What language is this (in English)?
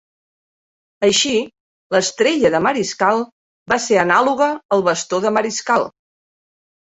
Catalan